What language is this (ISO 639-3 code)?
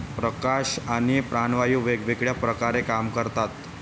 mar